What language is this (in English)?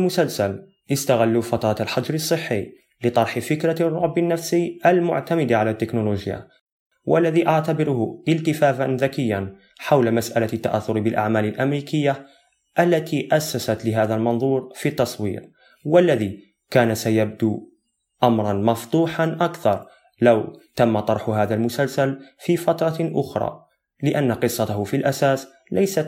Arabic